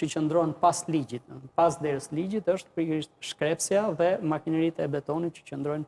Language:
Romanian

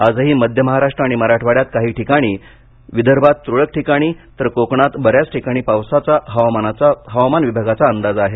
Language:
Marathi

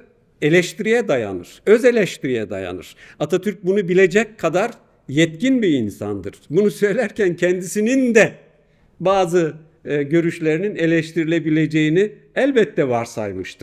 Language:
Turkish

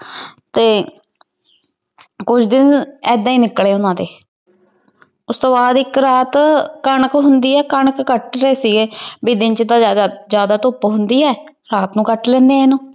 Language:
Punjabi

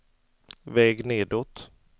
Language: Swedish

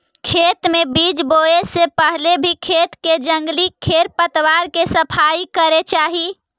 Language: Magahi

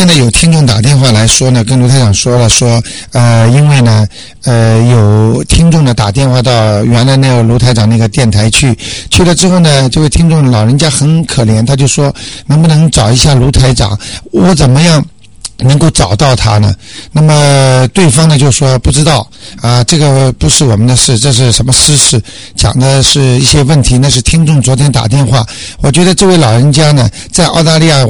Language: Chinese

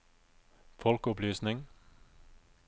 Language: Norwegian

